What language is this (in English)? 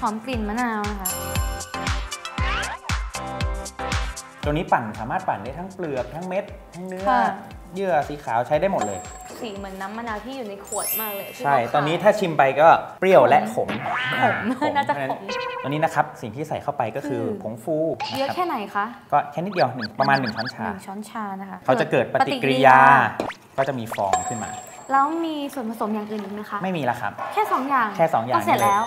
Thai